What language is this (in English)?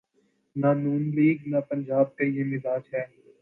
Urdu